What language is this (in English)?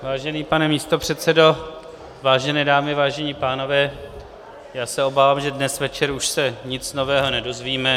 Czech